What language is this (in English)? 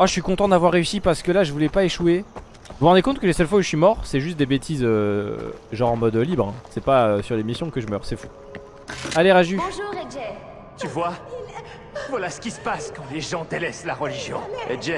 French